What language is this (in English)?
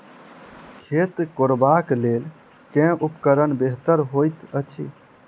Maithili